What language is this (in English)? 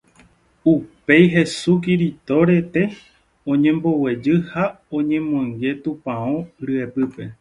Guarani